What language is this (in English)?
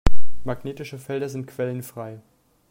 German